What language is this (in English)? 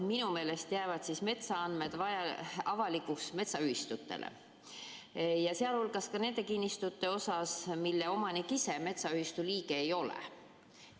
Estonian